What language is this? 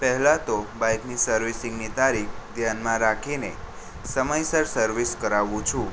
Gujarati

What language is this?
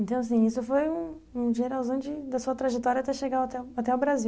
Portuguese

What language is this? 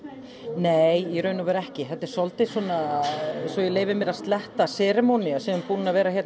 Icelandic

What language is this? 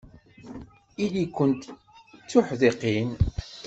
Kabyle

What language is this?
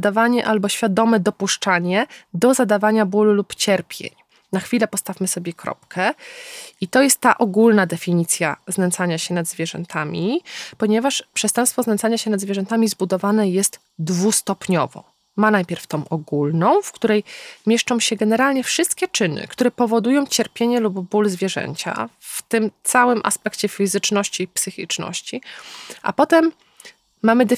Polish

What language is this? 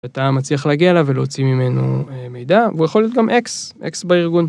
Hebrew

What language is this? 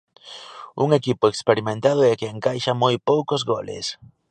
Galician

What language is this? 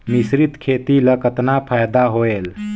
Chhattisgarhi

